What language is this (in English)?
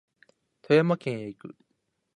Japanese